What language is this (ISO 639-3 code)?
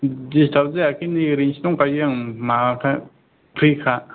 brx